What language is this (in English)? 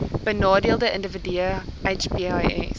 Afrikaans